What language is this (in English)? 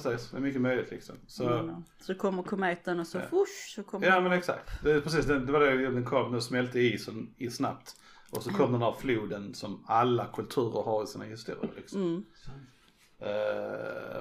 Swedish